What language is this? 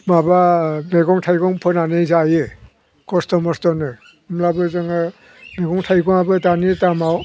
Bodo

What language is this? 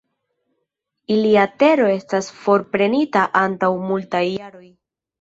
Esperanto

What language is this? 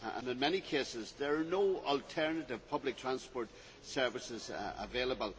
English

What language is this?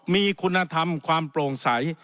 Thai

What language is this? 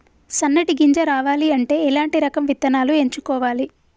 Telugu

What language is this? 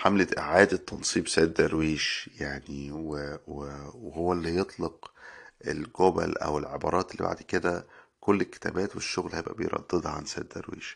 Arabic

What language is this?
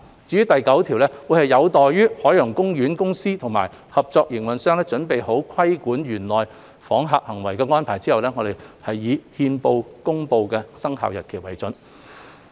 Cantonese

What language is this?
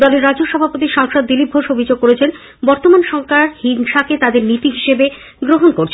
Bangla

